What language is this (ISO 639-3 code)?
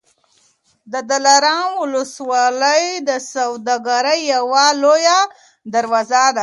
pus